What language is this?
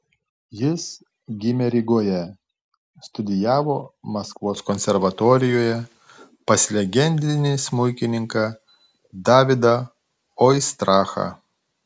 Lithuanian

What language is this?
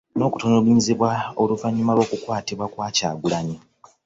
Ganda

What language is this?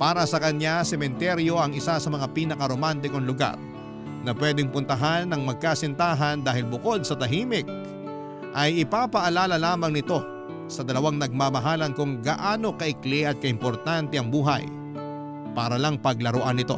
Filipino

